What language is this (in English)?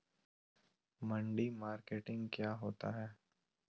Magahi